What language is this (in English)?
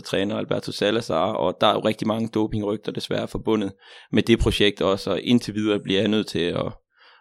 Danish